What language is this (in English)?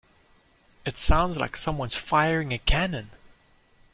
English